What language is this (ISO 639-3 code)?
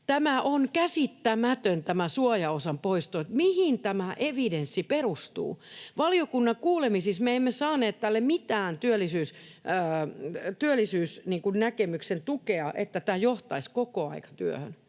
fin